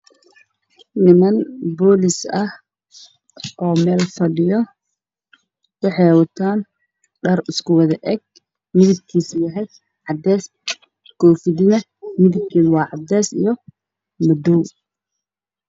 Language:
Somali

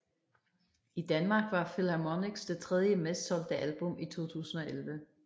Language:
Danish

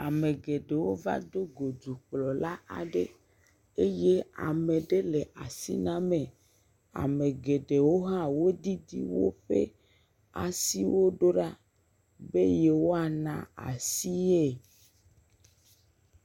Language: Ewe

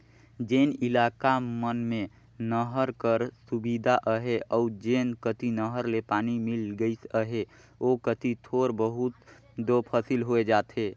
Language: Chhattisgarhi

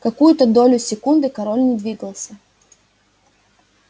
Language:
Russian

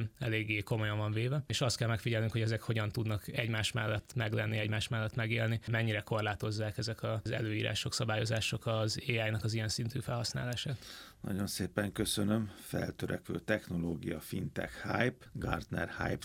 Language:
Hungarian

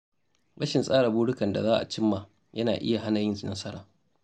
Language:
Hausa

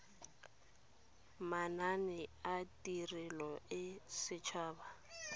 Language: Tswana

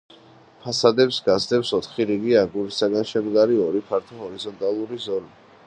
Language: Georgian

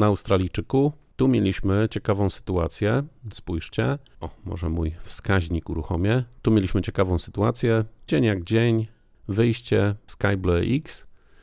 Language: Polish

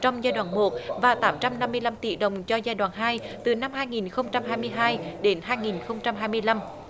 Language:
Vietnamese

